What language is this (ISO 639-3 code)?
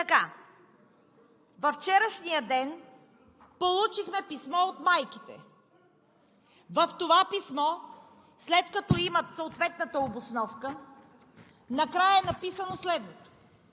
bul